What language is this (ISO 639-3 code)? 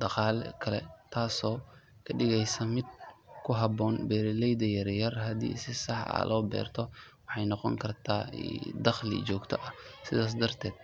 som